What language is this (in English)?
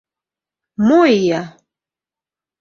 Mari